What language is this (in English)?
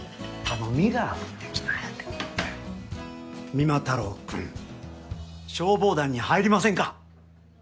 Japanese